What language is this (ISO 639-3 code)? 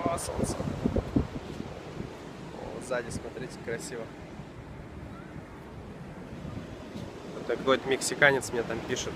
rus